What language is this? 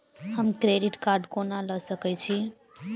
Maithili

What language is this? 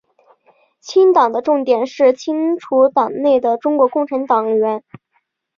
Chinese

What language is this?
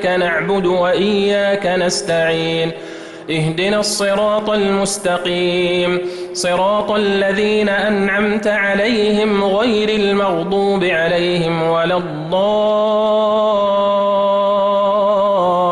Arabic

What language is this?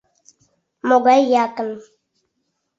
Mari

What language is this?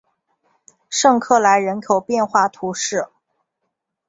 Chinese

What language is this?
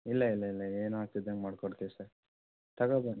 Kannada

